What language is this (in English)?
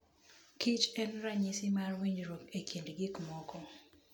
Luo (Kenya and Tanzania)